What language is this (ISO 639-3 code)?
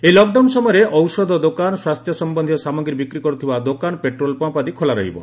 ori